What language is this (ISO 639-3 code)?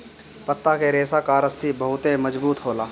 bho